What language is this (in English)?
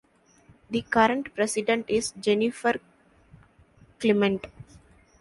English